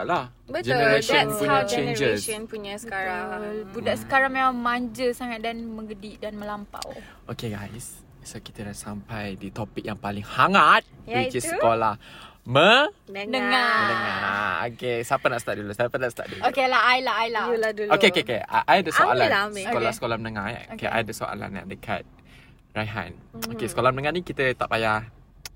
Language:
Malay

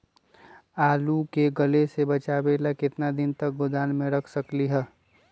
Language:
Magahi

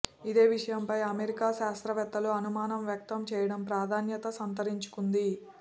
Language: Telugu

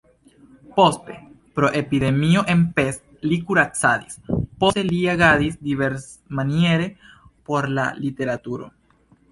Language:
Esperanto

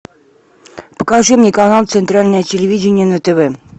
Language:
Russian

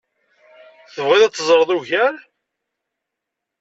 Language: Kabyle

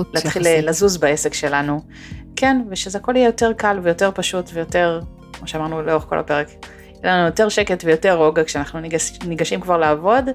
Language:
Hebrew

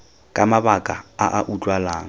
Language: Tswana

